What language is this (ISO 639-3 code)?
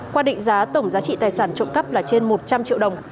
vie